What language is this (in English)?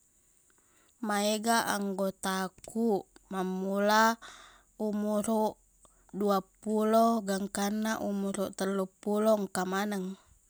Buginese